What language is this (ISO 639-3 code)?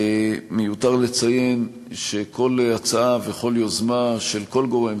heb